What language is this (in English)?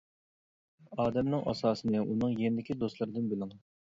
Uyghur